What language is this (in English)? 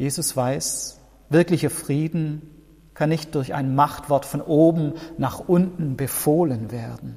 German